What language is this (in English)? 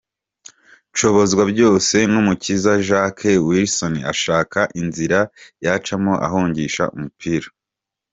Kinyarwanda